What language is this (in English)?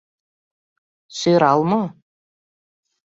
Mari